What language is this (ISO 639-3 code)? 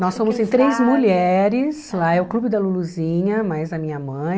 por